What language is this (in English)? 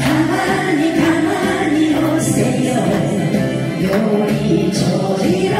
Arabic